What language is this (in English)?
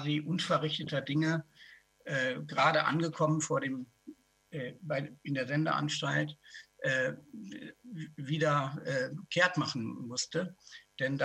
German